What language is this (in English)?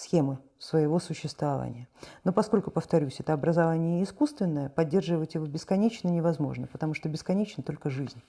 Russian